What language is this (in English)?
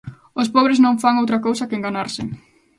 Galician